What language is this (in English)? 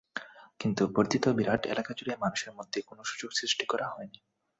Bangla